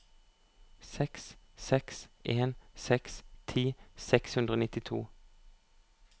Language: Norwegian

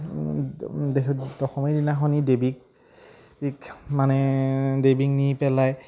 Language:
Assamese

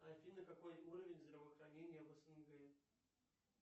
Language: Russian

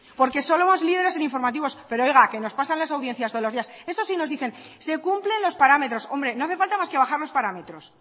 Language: Spanish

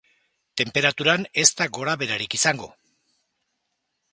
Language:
Basque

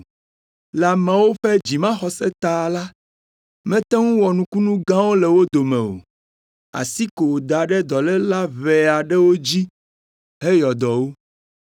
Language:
Ewe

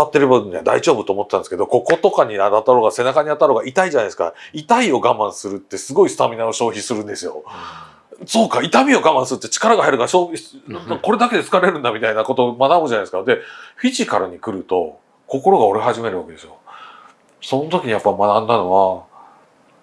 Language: Japanese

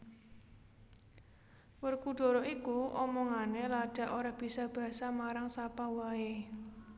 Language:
Javanese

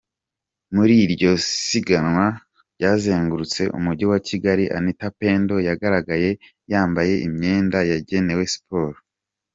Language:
Kinyarwanda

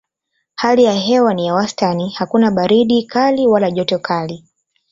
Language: Swahili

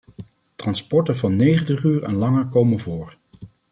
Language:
Dutch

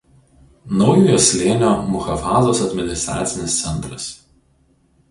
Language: Lithuanian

